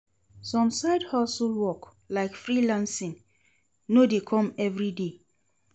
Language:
Nigerian Pidgin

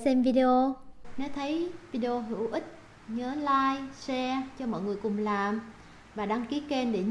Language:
Vietnamese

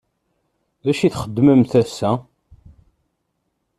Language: Kabyle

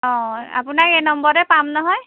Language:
Assamese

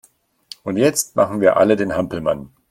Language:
German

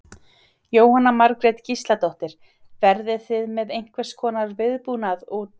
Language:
Icelandic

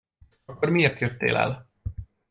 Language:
Hungarian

